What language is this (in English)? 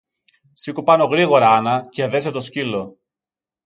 Greek